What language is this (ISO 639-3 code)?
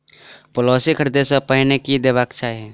mai